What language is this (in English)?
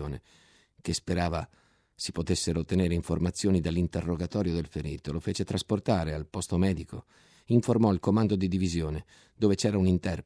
Italian